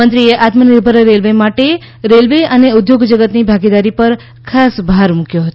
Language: Gujarati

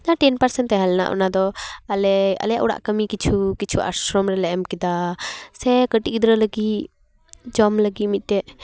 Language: Santali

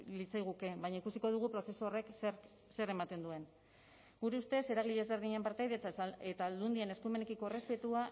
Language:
Basque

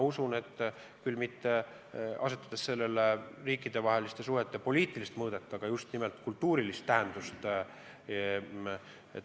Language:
Estonian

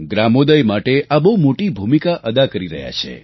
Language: Gujarati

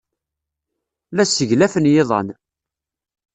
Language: Kabyle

